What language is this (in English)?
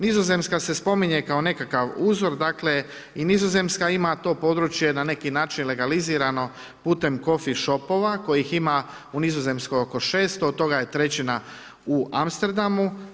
Croatian